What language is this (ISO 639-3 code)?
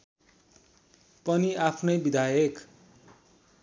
nep